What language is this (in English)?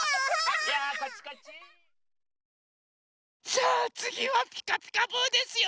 Japanese